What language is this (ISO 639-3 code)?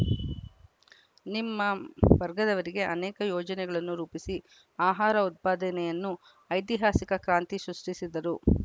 kan